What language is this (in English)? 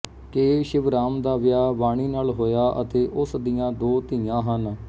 Punjabi